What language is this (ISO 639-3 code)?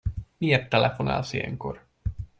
hun